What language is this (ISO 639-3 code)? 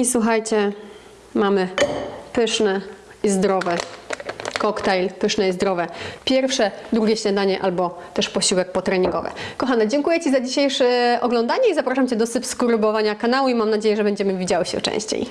pol